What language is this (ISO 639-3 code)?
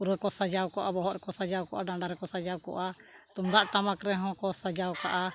sat